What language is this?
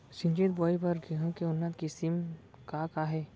Chhattisgarhi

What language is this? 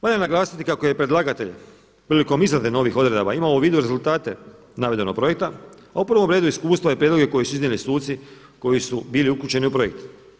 Croatian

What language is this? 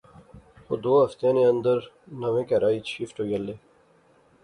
Pahari-Potwari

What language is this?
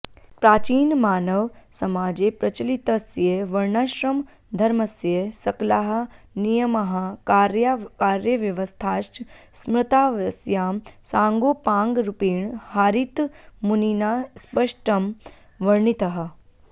Sanskrit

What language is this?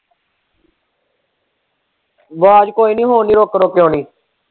Punjabi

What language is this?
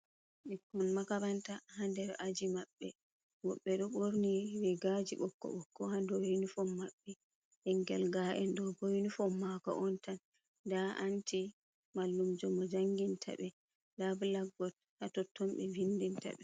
Fula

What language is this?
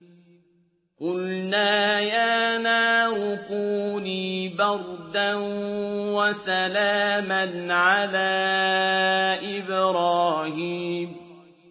Arabic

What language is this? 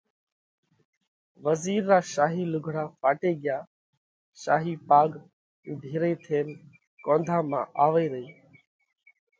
Parkari Koli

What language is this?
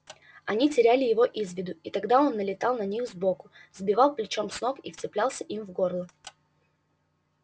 Russian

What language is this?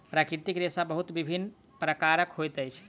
Maithili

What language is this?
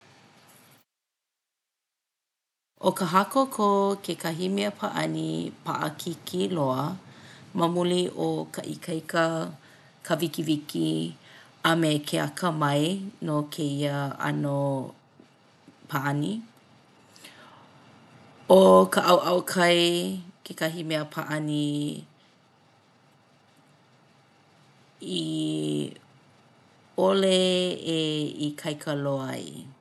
Hawaiian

